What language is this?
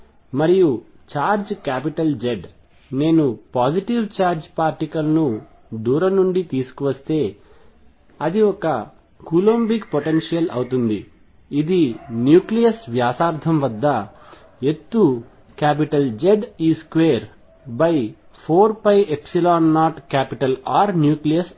Telugu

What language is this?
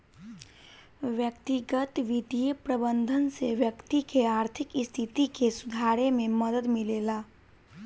Bhojpuri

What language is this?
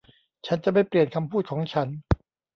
Thai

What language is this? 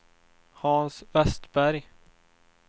Swedish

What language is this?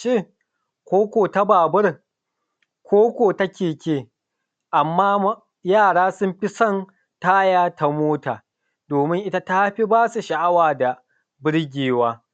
Hausa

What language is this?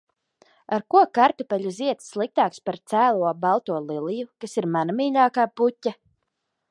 Latvian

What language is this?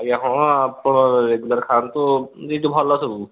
Odia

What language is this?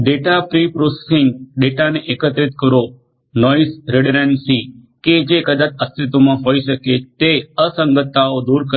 Gujarati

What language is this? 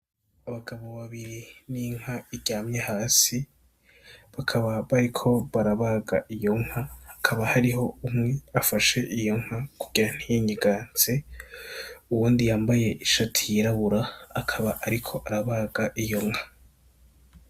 Rundi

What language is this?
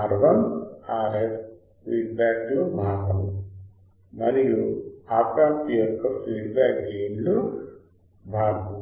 Telugu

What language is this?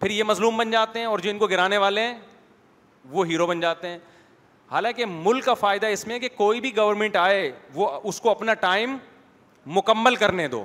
Urdu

